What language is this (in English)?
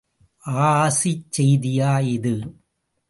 Tamil